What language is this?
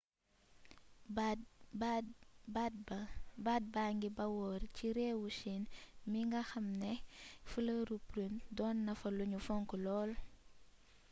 Wolof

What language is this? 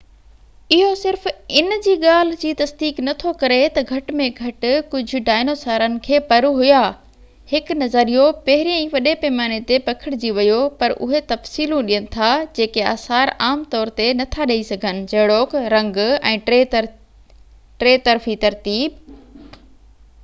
Sindhi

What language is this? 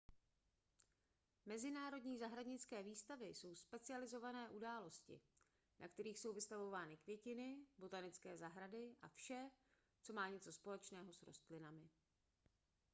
Czech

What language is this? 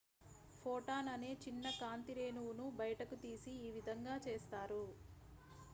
Telugu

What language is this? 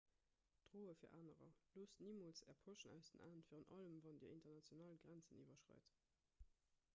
Luxembourgish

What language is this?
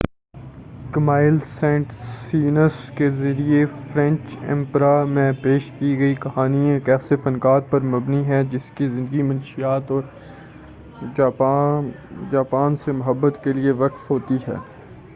Urdu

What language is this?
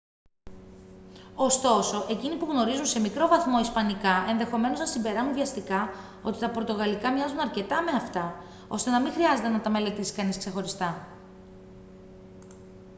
Greek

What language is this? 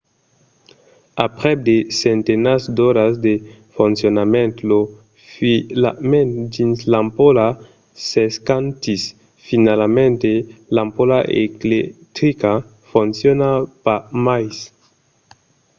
Occitan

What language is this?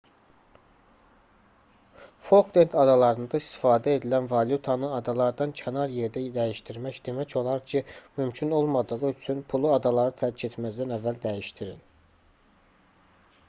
Azerbaijani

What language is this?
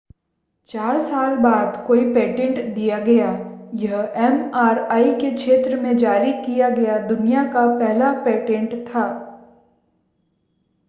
Hindi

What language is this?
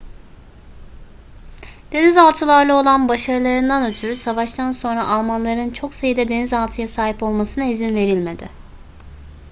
Turkish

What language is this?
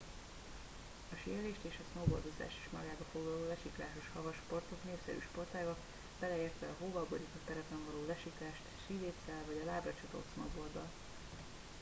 Hungarian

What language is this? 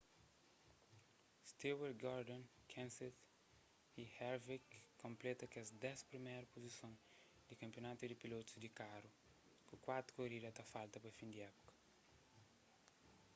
Kabuverdianu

